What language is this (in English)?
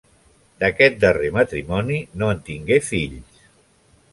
Catalan